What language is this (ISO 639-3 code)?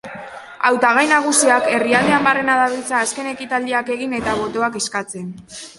eus